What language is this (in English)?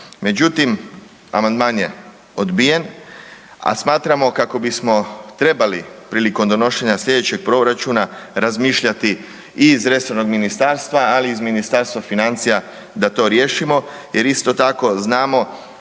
Croatian